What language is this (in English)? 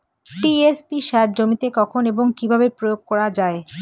Bangla